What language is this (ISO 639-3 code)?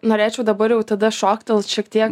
lit